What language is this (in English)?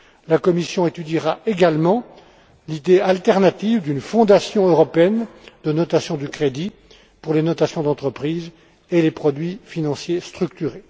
French